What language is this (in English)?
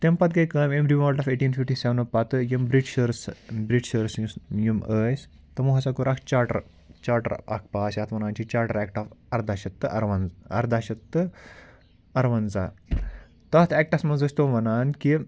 Kashmiri